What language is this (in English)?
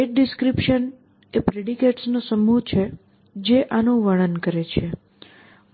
Gujarati